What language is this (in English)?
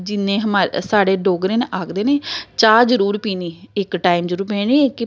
Dogri